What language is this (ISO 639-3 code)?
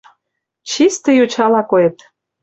chm